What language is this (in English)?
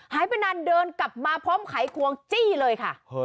Thai